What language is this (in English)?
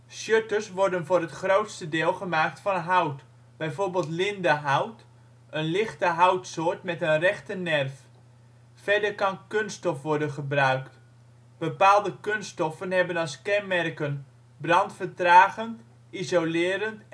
Dutch